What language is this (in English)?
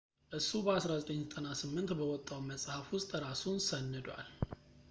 Amharic